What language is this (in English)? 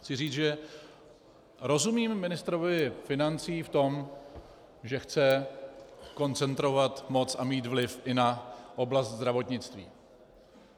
Czech